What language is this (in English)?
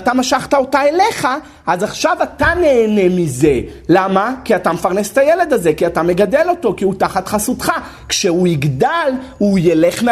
Hebrew